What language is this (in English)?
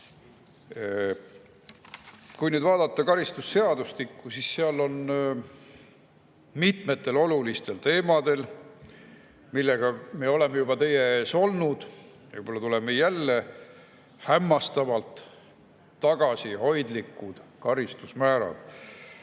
Estonian